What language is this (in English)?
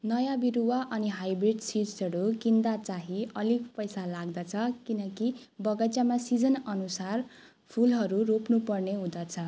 Nepali